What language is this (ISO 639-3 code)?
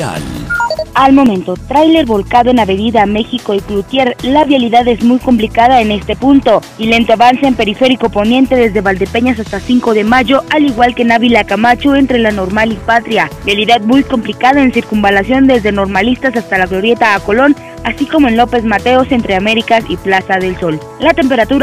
spa